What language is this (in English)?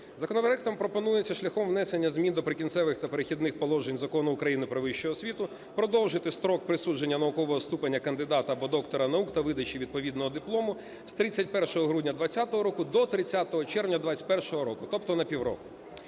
Ukrainian